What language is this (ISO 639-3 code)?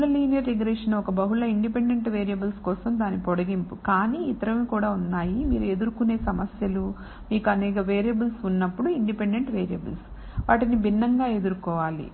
tel